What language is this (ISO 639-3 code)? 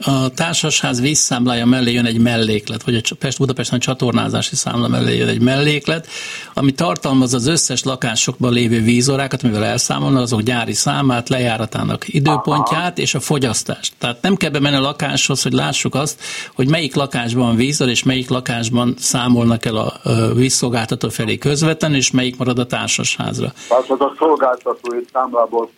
hun